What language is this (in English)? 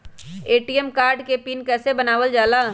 Magahi